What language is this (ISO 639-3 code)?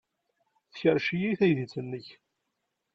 kab